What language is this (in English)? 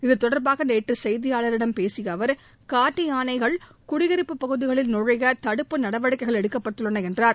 Tamil